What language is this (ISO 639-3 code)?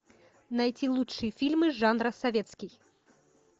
rus